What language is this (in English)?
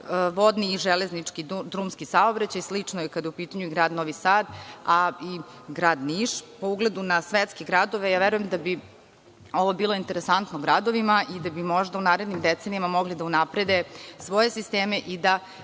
Serbian